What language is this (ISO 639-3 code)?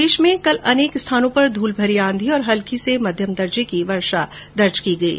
hin